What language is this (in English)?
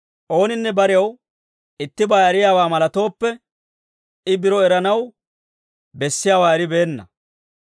Dawro